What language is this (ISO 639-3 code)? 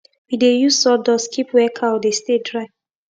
pcm